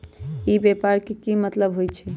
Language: Magahi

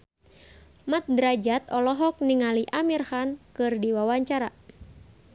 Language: Sundanese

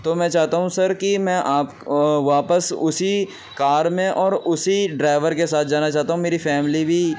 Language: Urdu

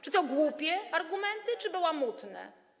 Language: Polish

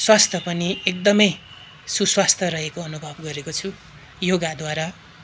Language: Nepali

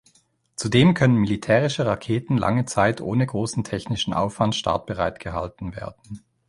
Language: German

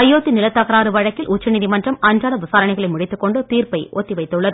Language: Tamil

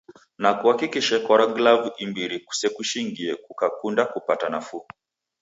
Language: Taita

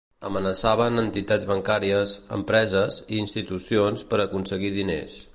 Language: Catalan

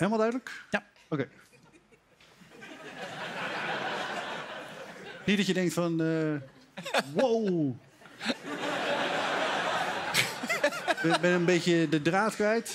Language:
Dutch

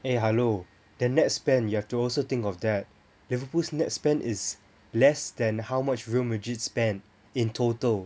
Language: English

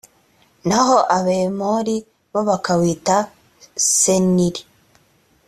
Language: Kinyarwanda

